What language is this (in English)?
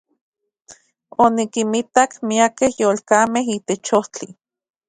Central Puebla Nahuatl